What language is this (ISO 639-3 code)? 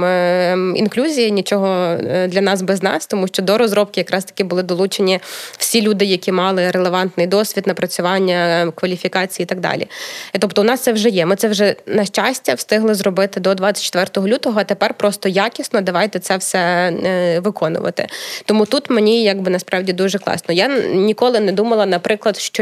ukr